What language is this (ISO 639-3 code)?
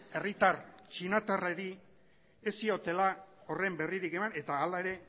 eus